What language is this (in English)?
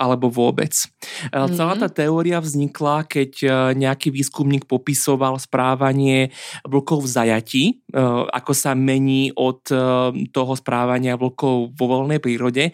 Slovak